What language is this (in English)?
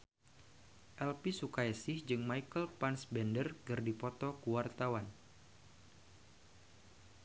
Sundanese